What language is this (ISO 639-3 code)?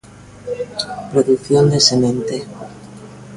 glg